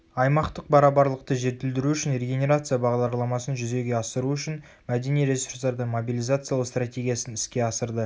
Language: Kazakh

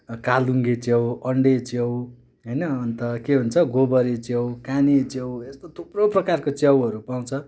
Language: Nepali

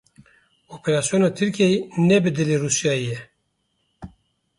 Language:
Kurdish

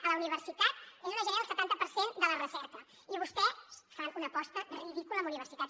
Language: Catalan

